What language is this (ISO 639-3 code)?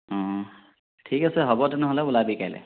asm